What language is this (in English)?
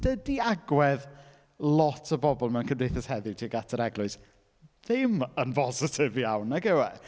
Welsh